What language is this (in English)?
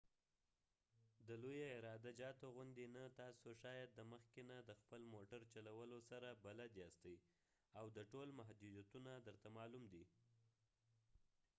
Pashto